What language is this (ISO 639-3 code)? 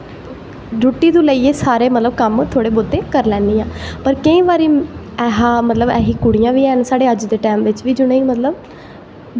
doi